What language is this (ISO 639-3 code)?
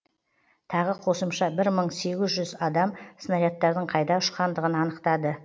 kaz